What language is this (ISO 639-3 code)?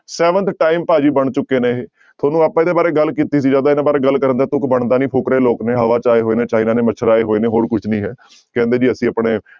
pan